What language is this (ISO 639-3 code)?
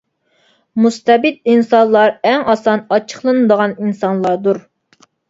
uig